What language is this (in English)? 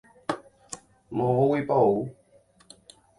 Guarani